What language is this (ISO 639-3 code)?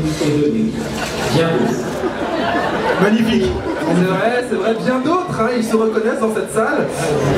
fra